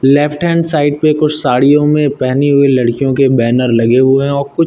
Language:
Hindi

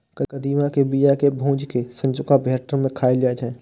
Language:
Maithili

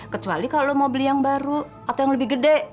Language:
Indonesian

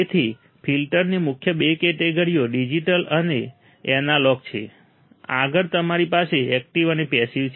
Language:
Gujarati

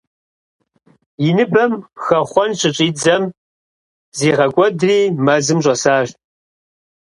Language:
Kabardian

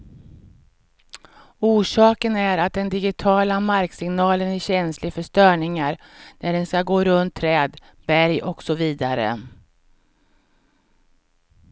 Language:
Swedish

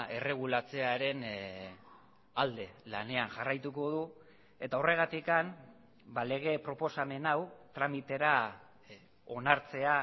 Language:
Basque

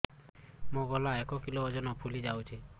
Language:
Odia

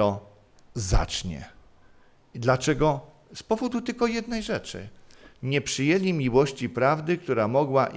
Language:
Polish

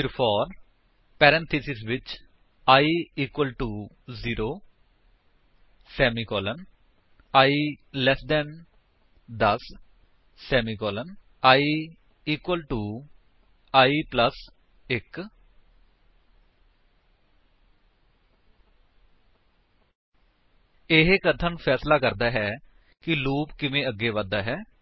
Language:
Punjabi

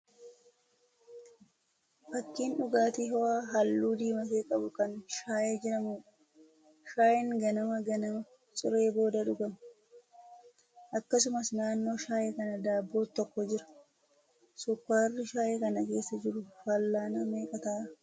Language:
Oromo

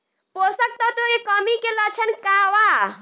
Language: Bhojpuri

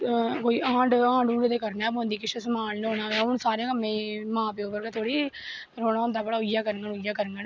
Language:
Dogri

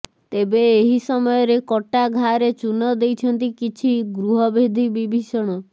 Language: Odia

